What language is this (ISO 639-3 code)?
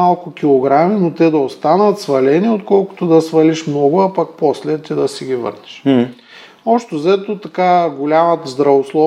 bul